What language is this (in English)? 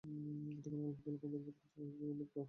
Bangla